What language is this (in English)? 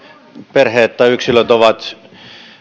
Finnish